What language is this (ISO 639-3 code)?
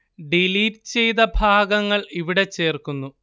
mal